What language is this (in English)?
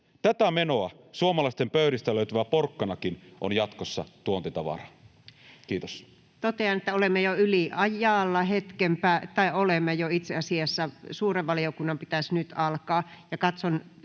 Finnish